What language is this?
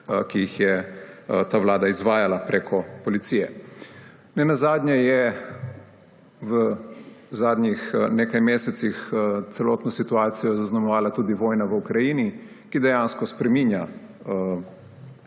Slovenian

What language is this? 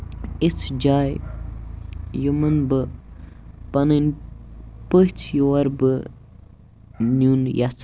Kashmiri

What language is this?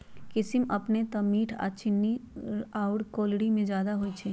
Magahi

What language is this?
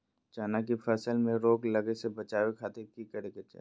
Magahi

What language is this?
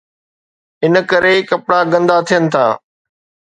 Sindhi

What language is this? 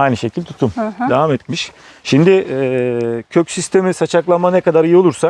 Turkish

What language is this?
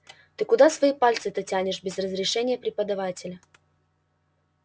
Russian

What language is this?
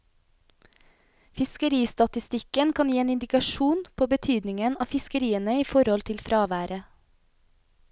Norwegian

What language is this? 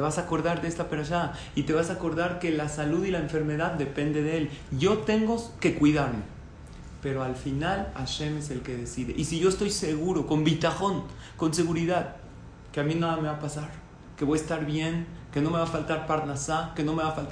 Spanish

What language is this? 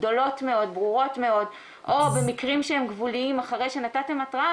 Hebrew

